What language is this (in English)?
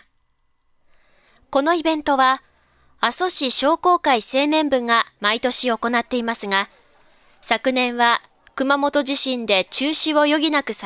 Japanese